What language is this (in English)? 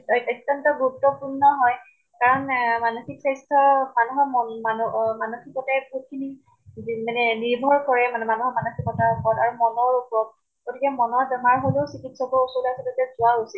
Assamese